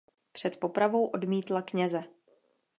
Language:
Czech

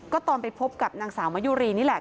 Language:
Thai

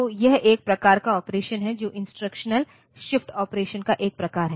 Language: Hindi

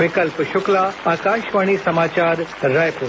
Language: Hindi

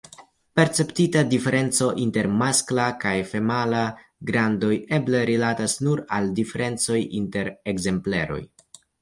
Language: Esperanto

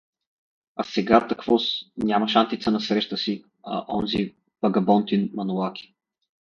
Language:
Bulgarian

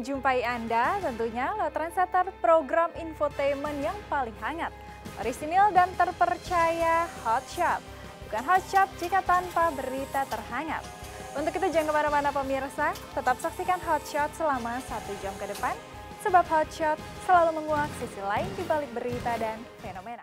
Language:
Indonesian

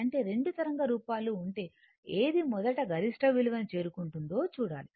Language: Telugu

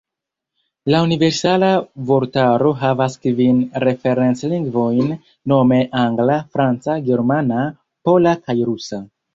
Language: Esperanto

